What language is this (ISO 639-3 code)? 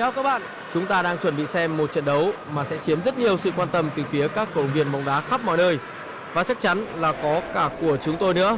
vie